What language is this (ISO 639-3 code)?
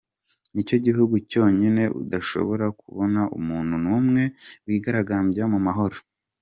kin